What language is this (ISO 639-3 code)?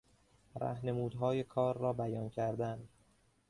fas